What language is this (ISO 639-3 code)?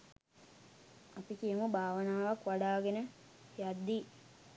sin